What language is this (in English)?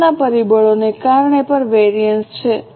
Gujarati